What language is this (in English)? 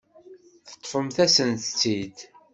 Kabyle